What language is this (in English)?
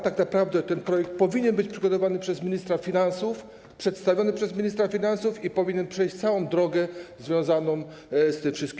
Polish